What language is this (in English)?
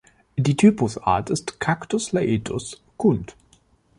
German